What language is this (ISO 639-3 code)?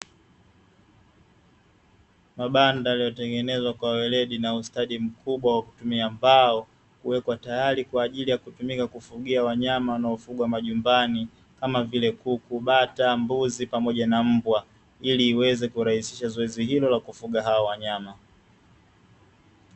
swa